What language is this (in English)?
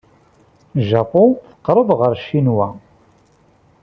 Kabyle